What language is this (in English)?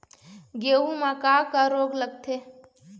Chhattisgarhi